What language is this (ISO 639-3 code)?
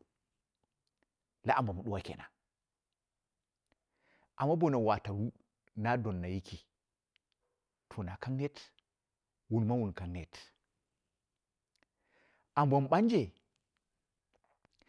kna